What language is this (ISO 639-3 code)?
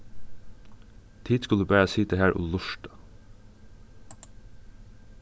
fao